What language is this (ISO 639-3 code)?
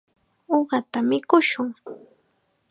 qxa